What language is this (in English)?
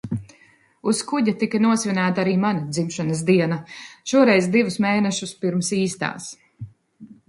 Latvian